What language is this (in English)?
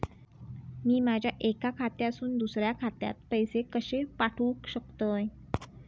Marathi